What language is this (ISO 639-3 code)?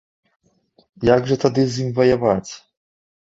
bel